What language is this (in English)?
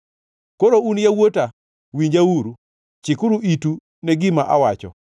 Luo (Kenya and Tanzania)